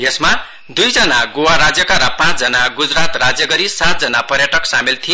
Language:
Nepali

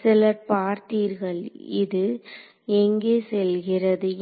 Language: Tamil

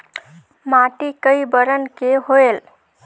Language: Chhattisgarhi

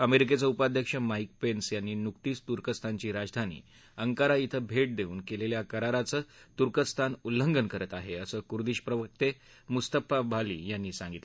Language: Marathi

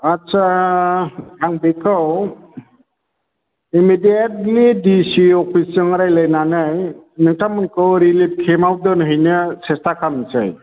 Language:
Bodo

